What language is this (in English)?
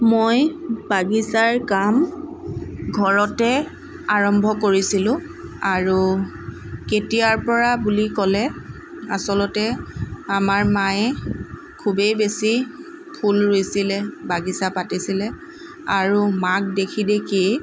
Assamese